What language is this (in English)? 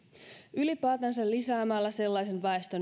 Finnish